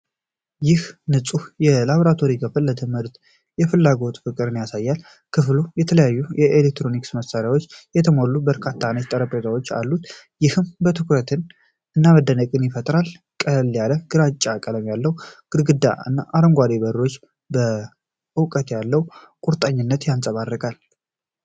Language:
Amharic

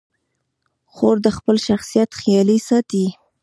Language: Pashto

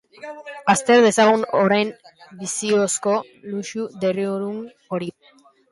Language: Basque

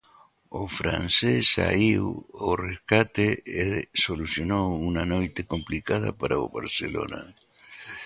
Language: Galician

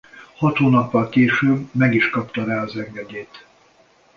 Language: Hungarian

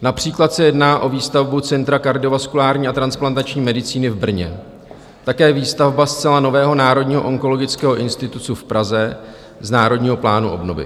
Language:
Czech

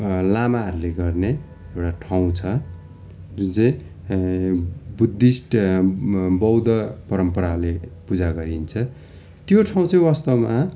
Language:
Nepali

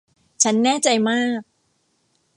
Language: Thai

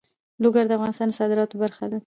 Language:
Pashto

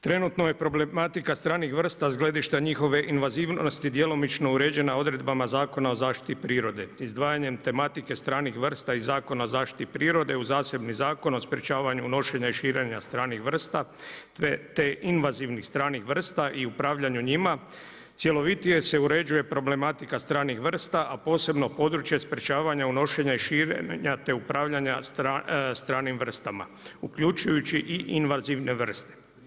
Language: Croatian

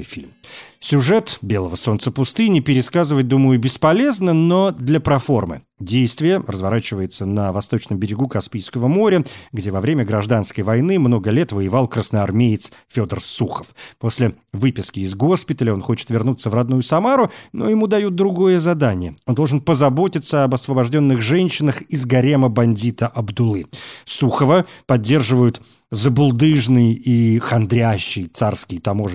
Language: Russian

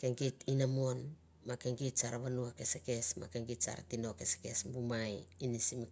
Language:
Mandara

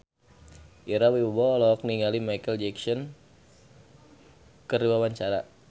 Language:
Sundanese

